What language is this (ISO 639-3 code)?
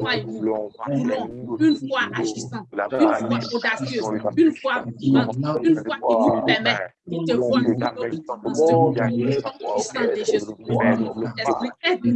fra